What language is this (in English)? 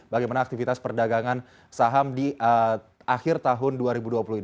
Indonesian